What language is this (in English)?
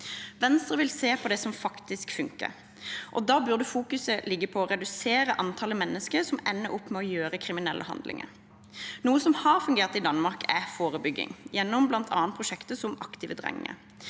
Norwegian